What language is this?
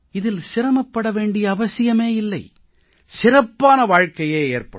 Tamil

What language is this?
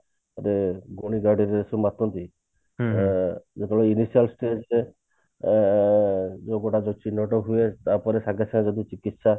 Odia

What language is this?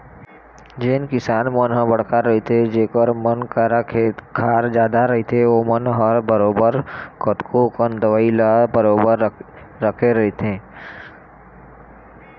Chhattisgarhi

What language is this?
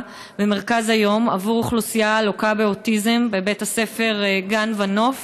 Hebrew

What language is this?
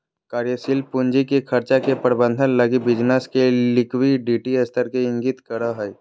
Magahi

